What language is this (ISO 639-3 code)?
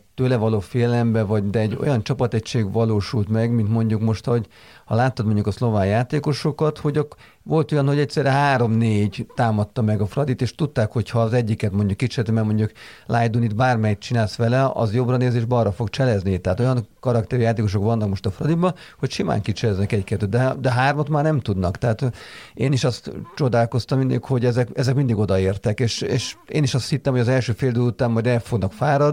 hun